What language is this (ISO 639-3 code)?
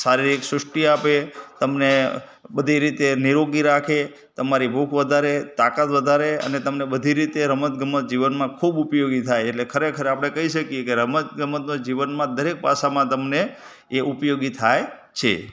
guj